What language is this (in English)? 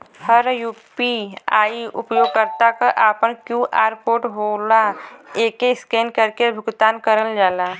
Bhojpuri